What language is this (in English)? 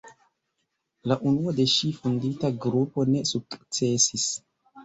Esperanto